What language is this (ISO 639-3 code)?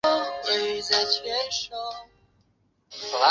zho